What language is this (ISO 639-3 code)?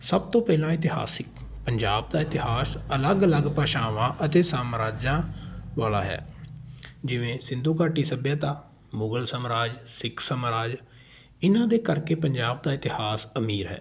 pan